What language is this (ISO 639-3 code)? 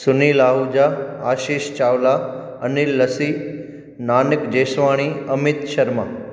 snd